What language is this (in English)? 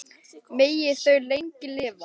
Icelandic